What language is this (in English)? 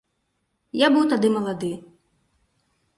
Belarusian